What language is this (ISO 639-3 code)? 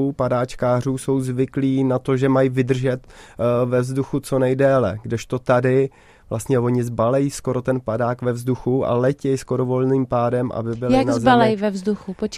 ces